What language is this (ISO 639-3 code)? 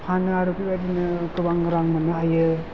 brx